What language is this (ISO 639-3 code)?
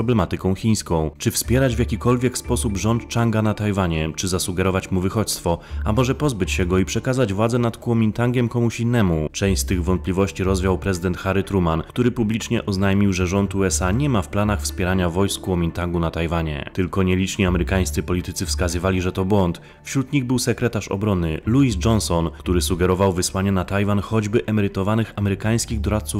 pol